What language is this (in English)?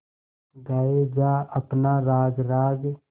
Hindi